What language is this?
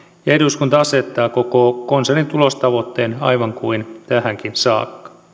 Finnish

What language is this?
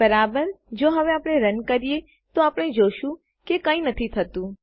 Gujarati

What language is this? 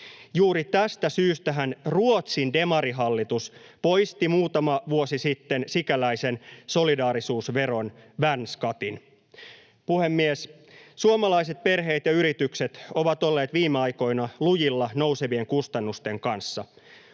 Finnish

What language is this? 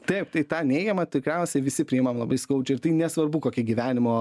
Lithuanian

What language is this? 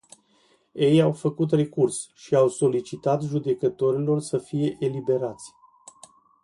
Romanian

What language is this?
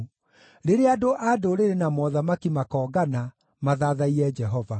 Kikuyu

